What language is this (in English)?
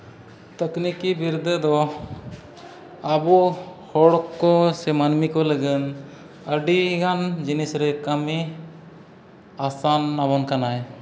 Santali